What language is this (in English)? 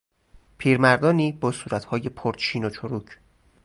Persian